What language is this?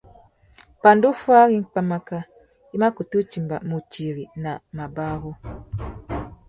Tuki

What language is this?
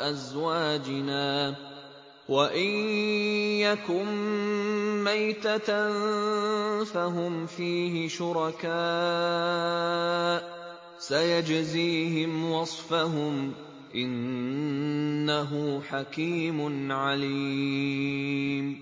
Arabic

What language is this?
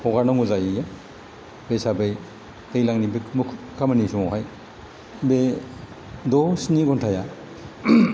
Bodo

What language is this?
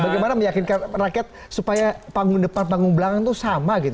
Indonesian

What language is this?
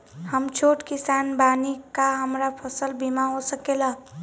Bhojpuri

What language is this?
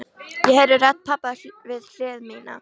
Icelandic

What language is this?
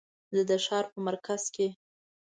Pashto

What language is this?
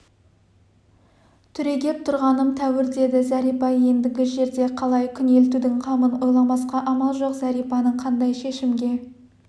Kazakh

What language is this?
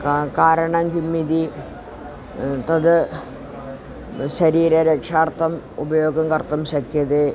Sanskrit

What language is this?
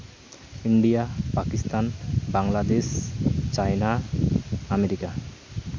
Santali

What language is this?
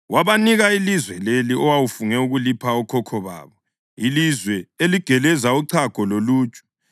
North Ndebele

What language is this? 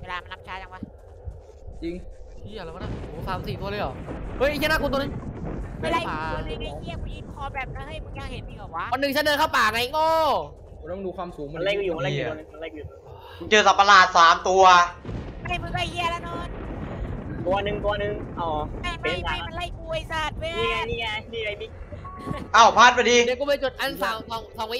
Thai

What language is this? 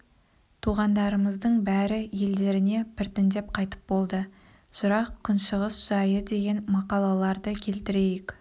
Kazakh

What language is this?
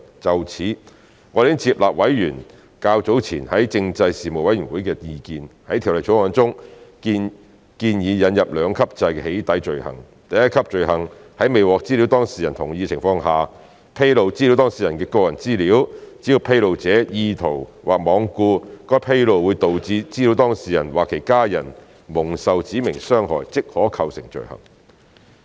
Cantonese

